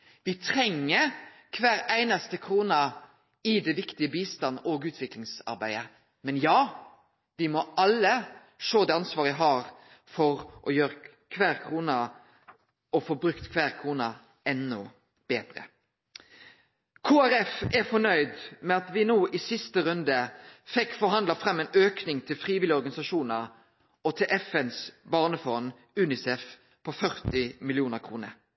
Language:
Norwegian Nynorsk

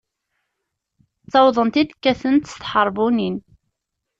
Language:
Kabyle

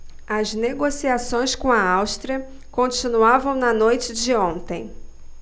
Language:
Portuguese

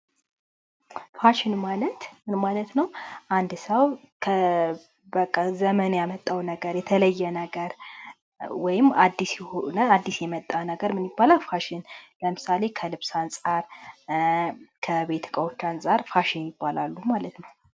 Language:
Amharic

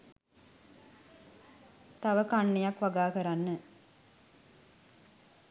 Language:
Sinhala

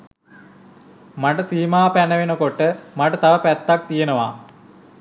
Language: Sinhala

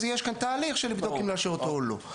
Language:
Hebrew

